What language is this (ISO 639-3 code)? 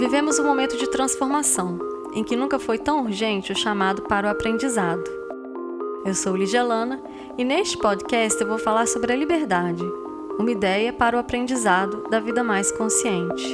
por